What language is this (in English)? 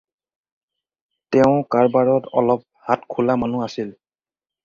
Assamese